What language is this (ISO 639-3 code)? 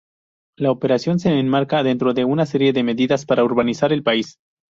spa